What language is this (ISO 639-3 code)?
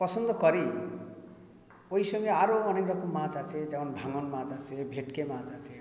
ben